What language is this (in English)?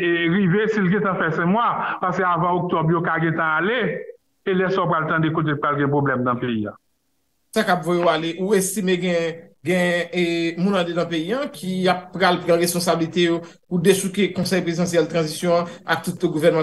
French